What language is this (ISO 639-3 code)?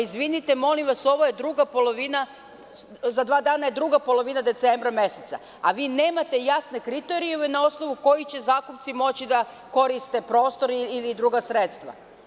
srp